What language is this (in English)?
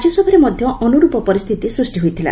Odia